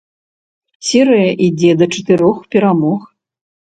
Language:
Belarusian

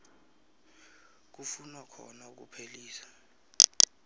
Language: South Ndebele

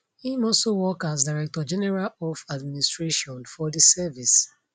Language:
Nigerian Pidgin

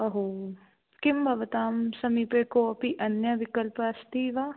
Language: Sanskrit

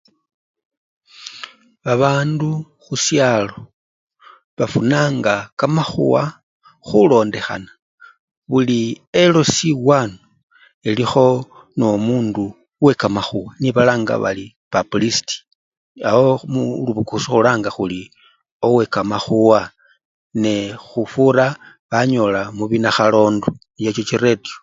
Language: Luyia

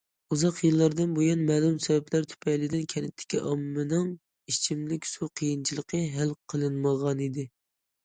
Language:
Uyghur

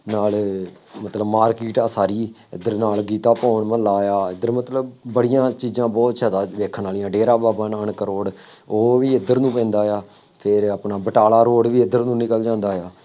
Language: Punjabi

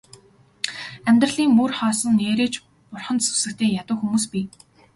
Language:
Mongolian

